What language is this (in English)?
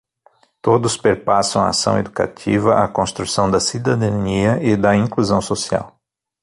Portuguese